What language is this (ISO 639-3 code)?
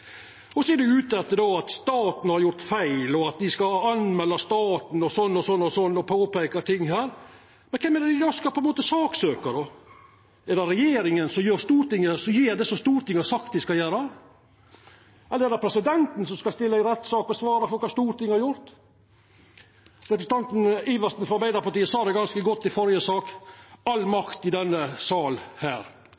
nno